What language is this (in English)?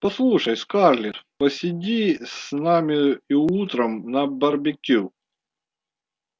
Russian